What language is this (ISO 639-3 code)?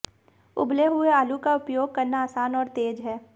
hin